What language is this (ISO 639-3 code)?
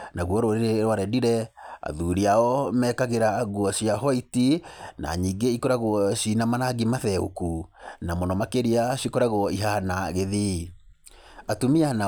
kik